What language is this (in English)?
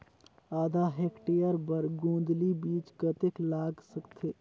Chhattisgarhi